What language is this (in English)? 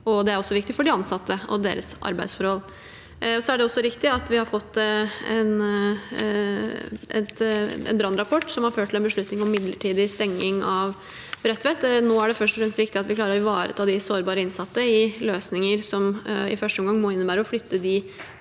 Norwegian